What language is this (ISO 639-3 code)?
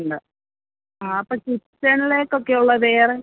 mal